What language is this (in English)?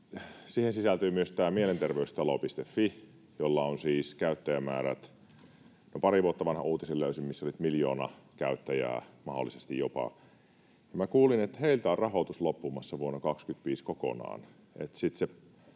Finnish